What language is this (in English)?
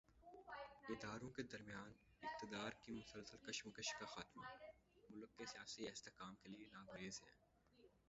Urdu